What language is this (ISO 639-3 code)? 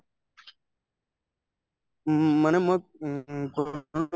asm